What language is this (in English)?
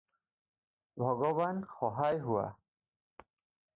Assamese